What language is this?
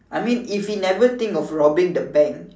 English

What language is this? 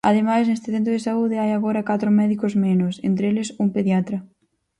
Galician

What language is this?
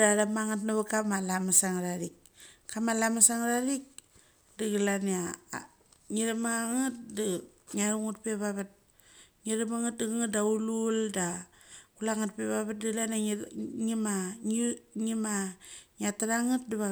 Mali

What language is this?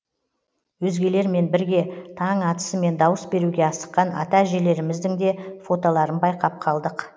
Kazakh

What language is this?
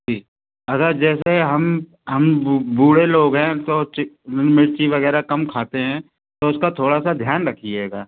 Hindi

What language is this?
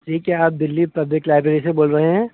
Urdu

